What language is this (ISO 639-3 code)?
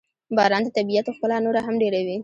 pus